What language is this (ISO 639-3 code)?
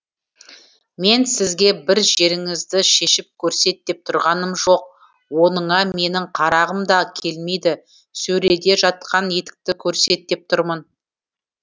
kaz